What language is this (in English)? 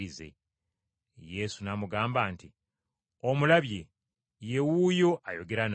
Ganda